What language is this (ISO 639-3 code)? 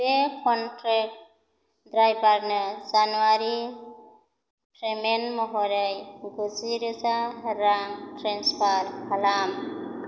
brx